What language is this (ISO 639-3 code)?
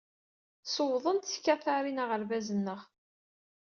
kab